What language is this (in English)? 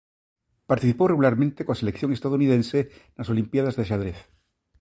Galician